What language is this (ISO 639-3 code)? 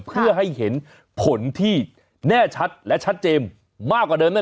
tha